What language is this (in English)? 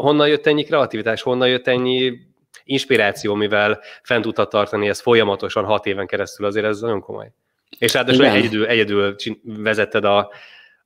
Hungarian